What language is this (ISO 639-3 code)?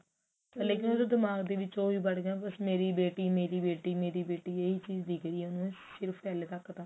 pan